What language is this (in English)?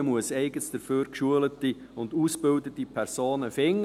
Swiss German